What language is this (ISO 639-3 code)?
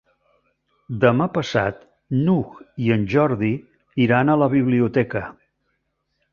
cat